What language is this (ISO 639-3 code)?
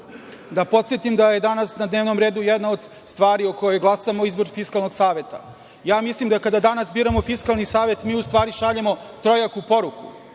srp